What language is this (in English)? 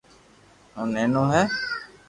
Loarki